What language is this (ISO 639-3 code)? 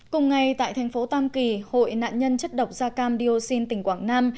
vie